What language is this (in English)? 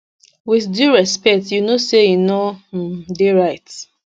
Nigerian Pidgin